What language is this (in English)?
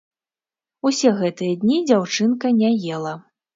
Belarusian